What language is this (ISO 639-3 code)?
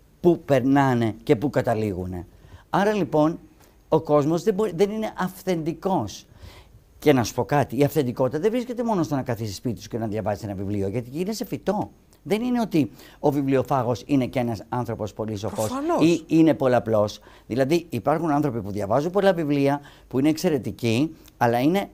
ell